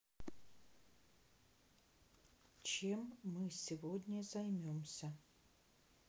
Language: Russian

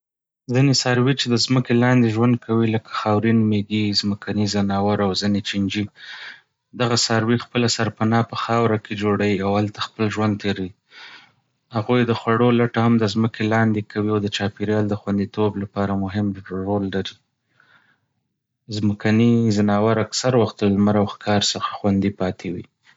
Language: Pashto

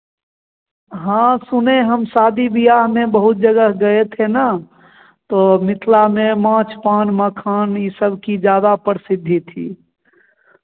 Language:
Hindi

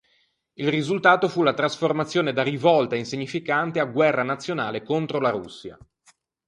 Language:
Italian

